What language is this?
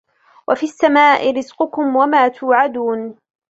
Arabic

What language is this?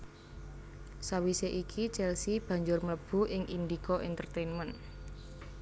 Javanese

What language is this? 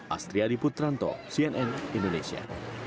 Indonesian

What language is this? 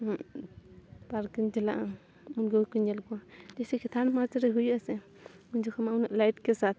Santali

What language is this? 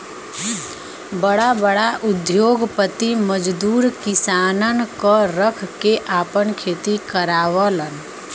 Bhojpuri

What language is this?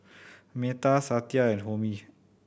English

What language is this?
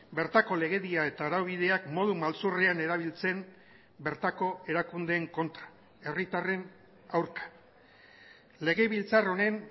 Basque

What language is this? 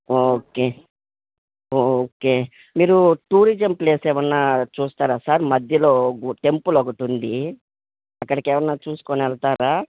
Telugu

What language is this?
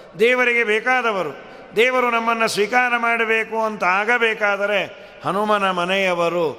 Kannada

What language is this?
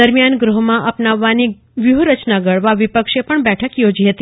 Gujarati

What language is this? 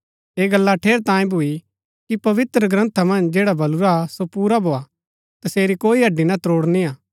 Gaddi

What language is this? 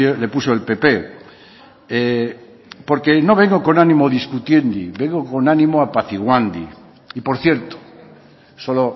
Spanish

